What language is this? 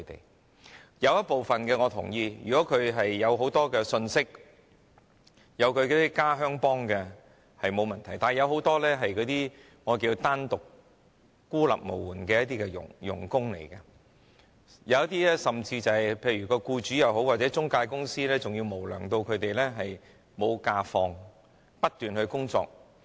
Cantonese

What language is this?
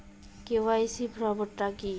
Bangla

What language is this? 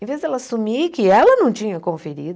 Portuguese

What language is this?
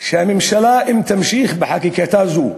Hebrew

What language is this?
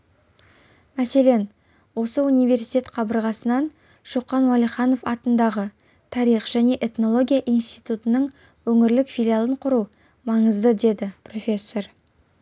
Kazakh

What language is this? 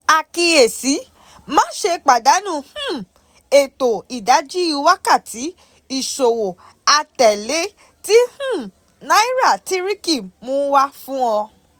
Yoruba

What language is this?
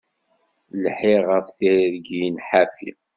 Kabyle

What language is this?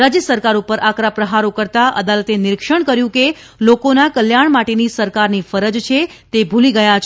Gujarati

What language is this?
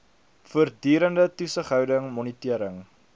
Afrikaans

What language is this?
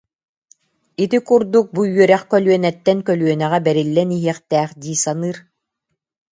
Yakut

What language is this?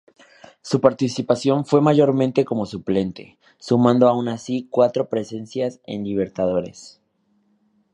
Spanish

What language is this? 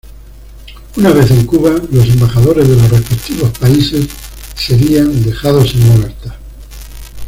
Spanish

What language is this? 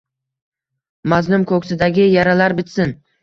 Uzbek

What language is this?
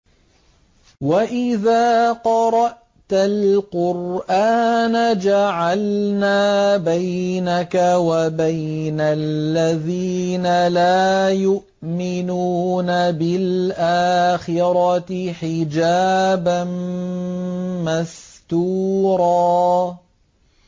Arabic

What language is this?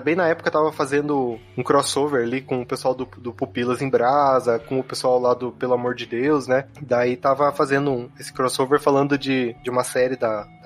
Portuguese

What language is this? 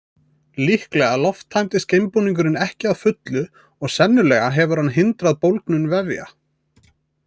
Icelandic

